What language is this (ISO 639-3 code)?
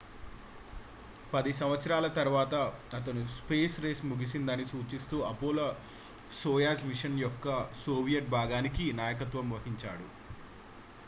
tel